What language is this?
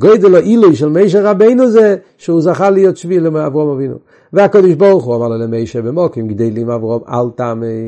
Hebrew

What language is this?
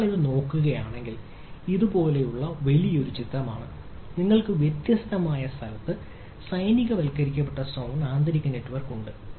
Malayalam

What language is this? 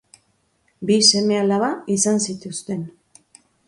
Basque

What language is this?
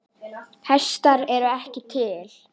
Icelandic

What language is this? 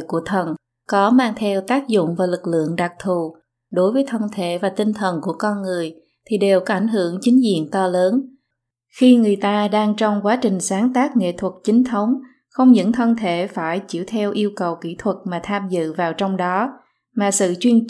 Vietnamese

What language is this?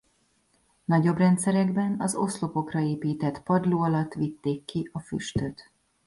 Hungarian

